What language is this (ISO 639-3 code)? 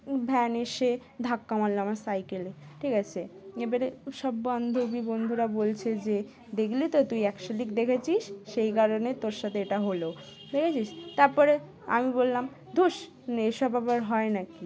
ben